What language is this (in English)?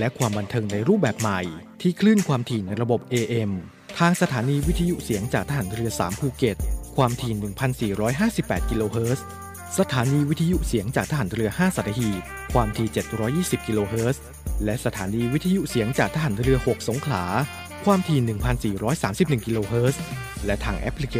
Thai